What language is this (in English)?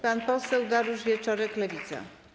Polish